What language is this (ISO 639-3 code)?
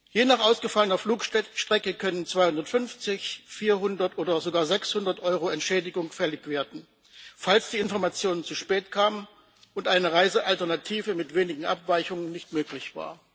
deu